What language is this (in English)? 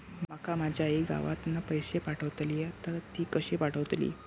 Marathi